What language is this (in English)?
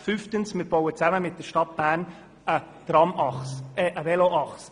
Swiss German